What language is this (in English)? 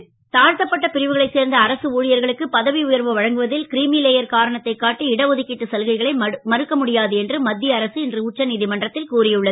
Tamil